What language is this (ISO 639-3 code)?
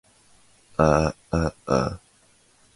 jpn